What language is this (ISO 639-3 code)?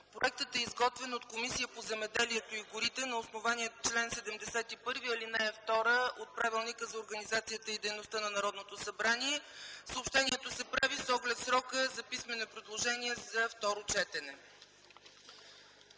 bul